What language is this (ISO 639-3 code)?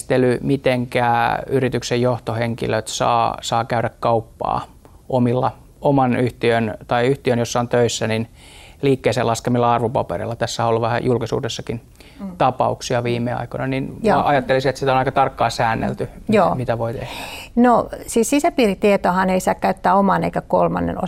fin